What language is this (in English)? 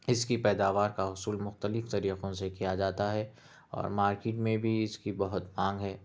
Urdu